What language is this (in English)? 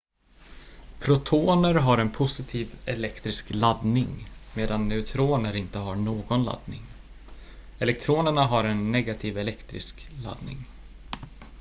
Swedish